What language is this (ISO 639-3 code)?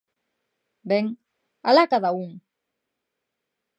glg